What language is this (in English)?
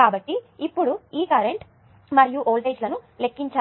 Telugu